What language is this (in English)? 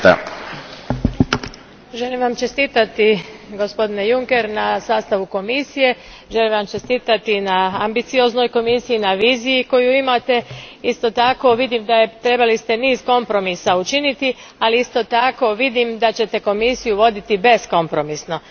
Croatian